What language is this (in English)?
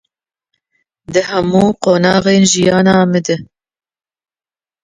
Kurdish